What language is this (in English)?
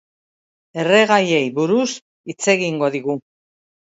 Basque